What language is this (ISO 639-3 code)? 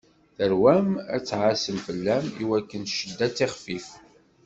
kab